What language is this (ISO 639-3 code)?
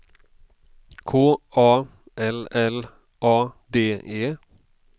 swe